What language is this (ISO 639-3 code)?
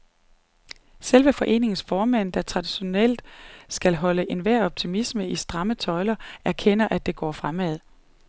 dan